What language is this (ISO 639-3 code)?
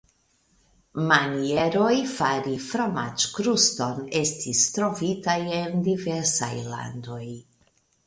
epo